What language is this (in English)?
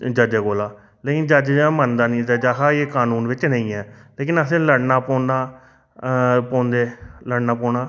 Dogri